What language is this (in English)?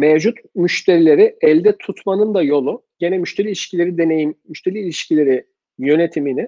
Turkish